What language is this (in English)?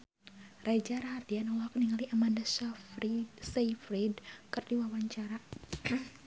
Sundanese